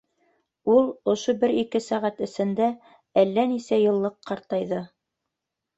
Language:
Bashkir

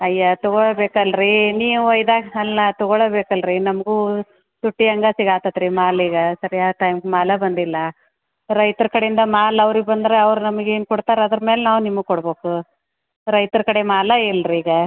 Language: Kannada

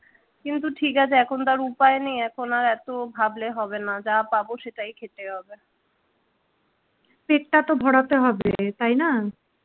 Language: Bangla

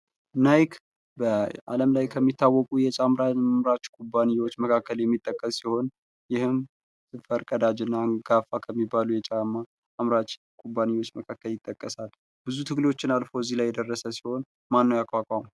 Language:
Amharic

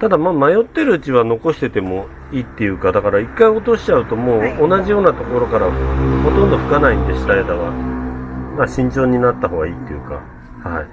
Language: Japanese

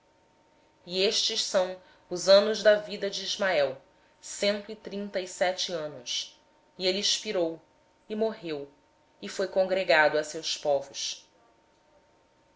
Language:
Portuguese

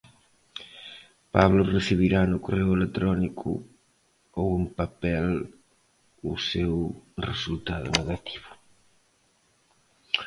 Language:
Galician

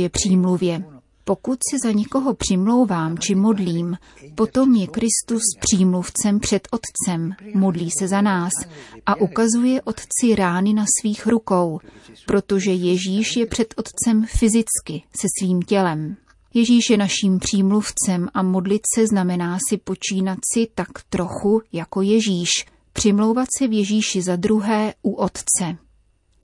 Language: Czech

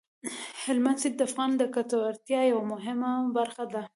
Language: Pashto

